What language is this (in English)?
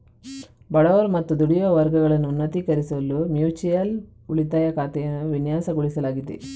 Kannada